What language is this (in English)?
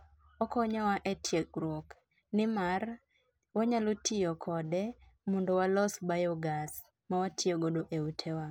Luo (Kenya and Tanzania)